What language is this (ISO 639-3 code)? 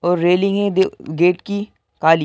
hin